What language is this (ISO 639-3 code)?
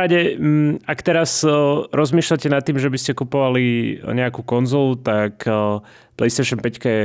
slk